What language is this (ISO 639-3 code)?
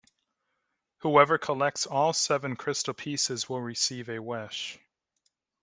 eng